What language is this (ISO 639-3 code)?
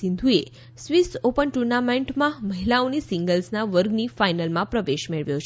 guj